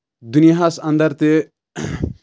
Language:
Kashmiri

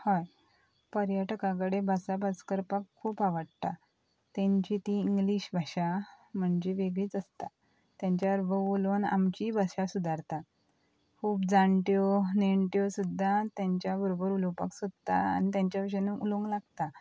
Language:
Konkani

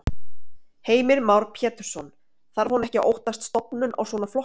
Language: Icelandic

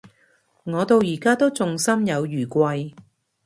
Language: Cantonese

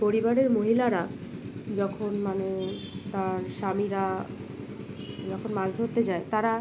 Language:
Bangla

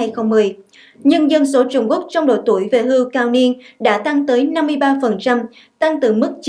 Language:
Vietnamese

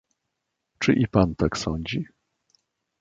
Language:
Polish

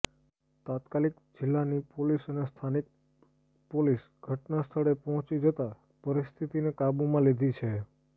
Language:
Gujarati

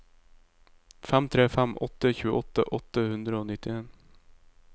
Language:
Norwegian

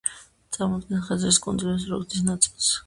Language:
Georgian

